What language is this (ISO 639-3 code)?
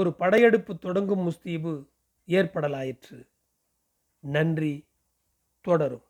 tam